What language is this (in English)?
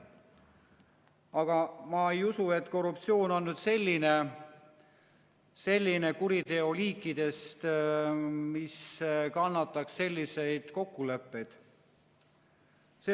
Estonian